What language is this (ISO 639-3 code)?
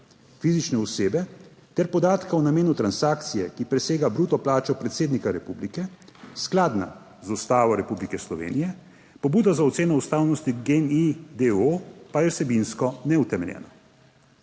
slv